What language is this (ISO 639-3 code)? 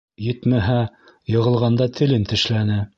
bak